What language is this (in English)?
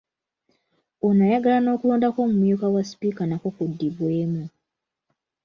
Ganda